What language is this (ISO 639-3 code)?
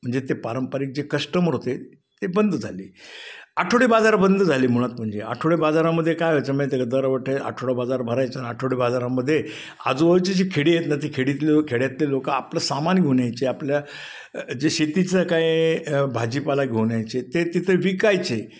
mar